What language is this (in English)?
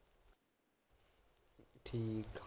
Punjabi